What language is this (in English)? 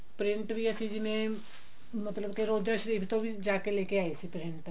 Punjabi